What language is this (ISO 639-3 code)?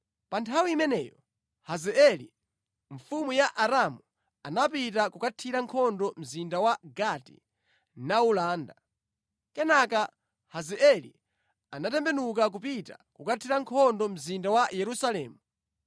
nya